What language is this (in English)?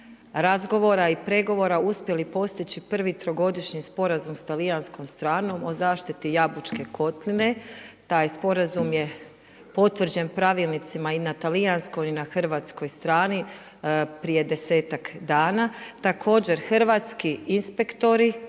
Croatian